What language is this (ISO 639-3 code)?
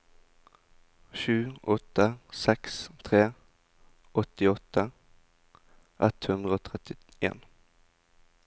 nor